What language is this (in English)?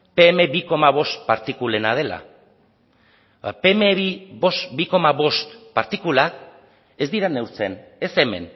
Basque